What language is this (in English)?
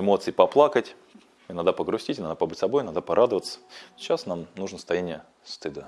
Russian